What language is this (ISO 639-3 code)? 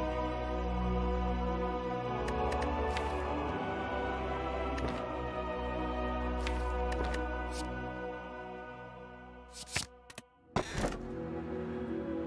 kor